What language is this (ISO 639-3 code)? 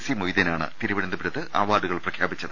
mal